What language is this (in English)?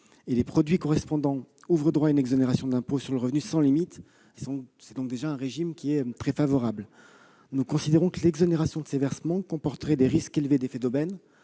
French